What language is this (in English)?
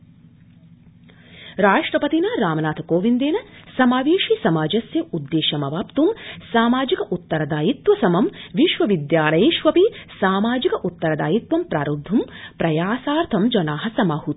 Sanskrit